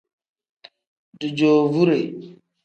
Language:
Tem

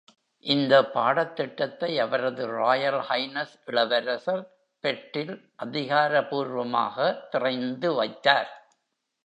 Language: Tamil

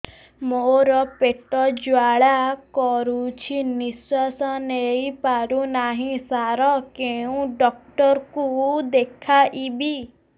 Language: Odia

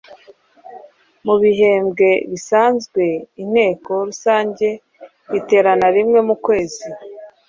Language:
Kinyarwanda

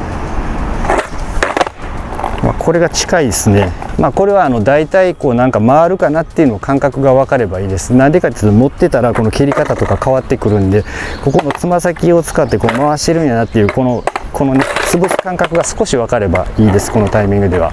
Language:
Japanese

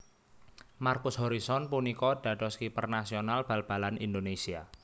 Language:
Javanese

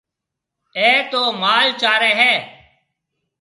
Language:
Marwari (Pakistan)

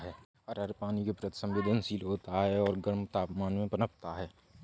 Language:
Hindi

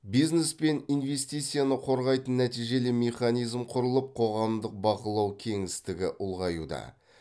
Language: Kazakh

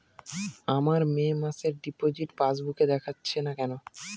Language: Bangla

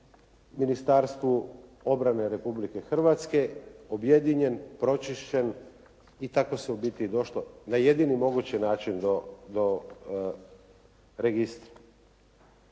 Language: Croatian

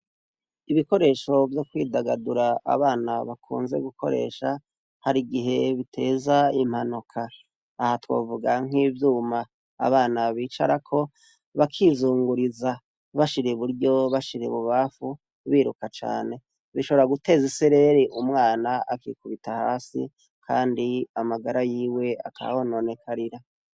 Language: Rundi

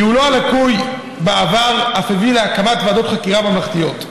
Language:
Hebrew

